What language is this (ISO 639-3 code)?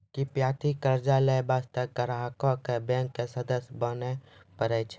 mai